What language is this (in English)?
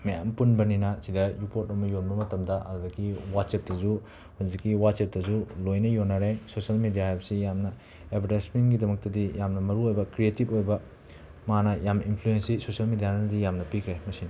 Manipuri